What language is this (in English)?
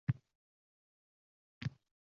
Uzbek